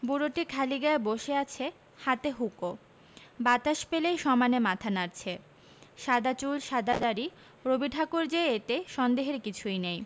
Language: Bangla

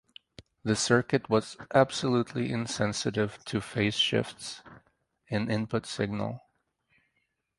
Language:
English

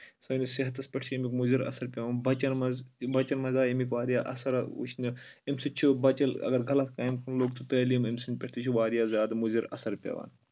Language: Kashmiri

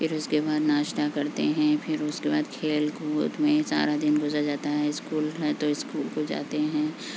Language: Urdu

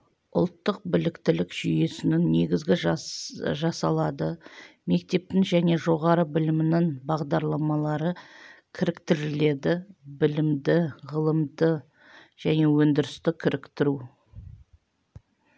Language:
Kazakh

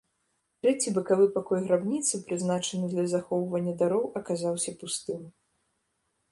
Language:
Belarusian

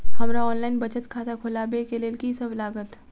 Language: Maithili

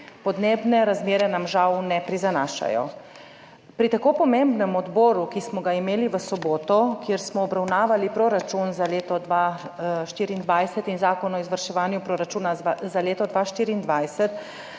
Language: Slovenian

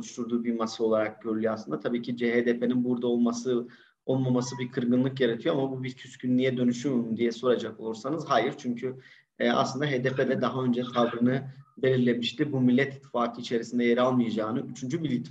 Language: Turkish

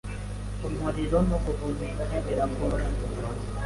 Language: Kinyarwanda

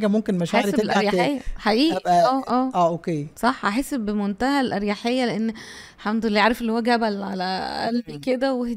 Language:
Arabic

